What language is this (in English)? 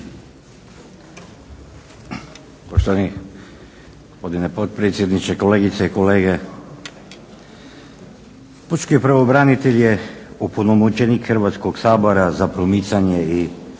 Croatian